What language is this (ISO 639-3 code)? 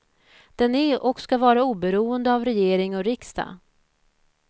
swe